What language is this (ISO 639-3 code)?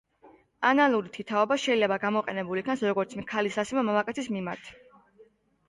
kat